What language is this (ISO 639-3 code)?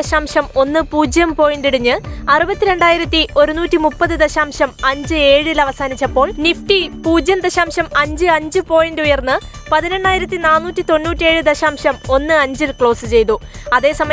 mal